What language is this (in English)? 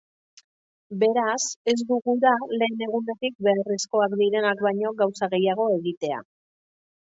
Basque